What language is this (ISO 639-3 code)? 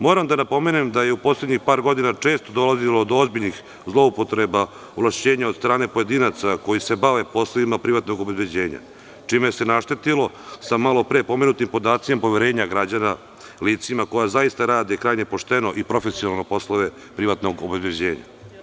srp